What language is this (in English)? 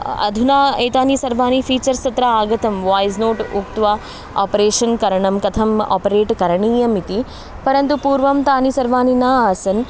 Sanskrit